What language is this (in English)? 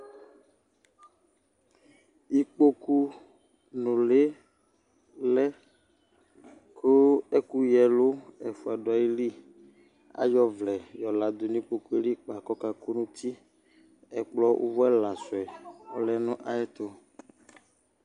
Ikposo